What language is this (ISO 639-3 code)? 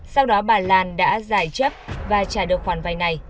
vie